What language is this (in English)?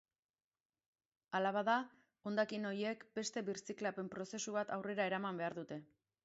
Basque